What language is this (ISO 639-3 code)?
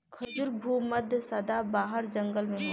bho